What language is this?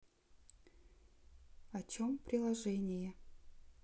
Russian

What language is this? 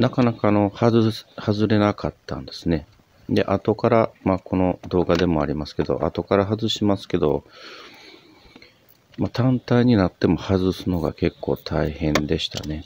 Japanese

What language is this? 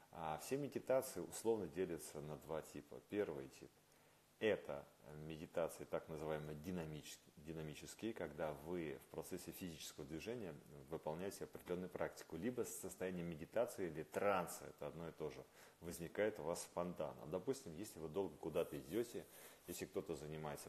Russian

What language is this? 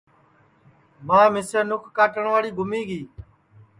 Sansi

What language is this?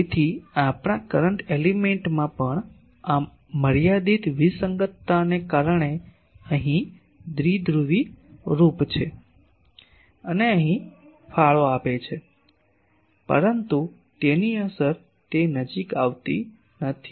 Gujarati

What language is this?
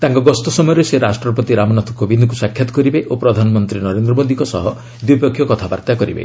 Odia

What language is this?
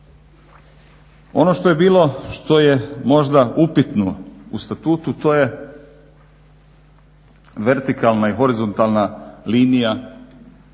Croatian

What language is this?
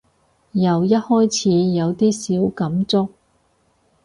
Cantonese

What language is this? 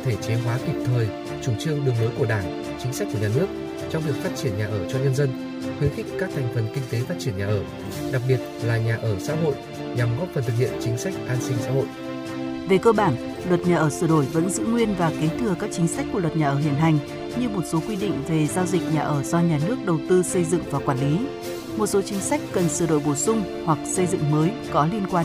Vietnamese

